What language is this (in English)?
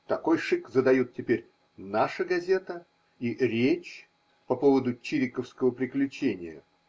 Russian